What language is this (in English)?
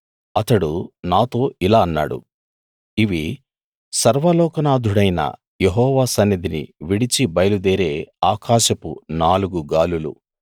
Telugu